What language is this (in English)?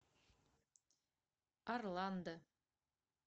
Russian